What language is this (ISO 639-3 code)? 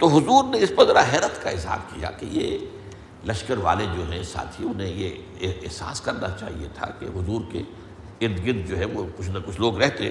urd